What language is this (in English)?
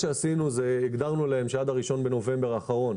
Hebrew